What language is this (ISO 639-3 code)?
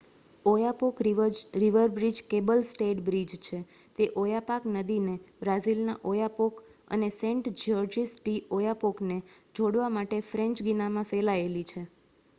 guj